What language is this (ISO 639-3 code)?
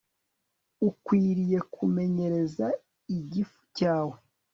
kin